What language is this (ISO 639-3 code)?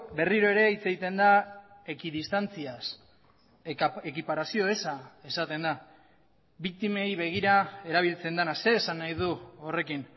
eus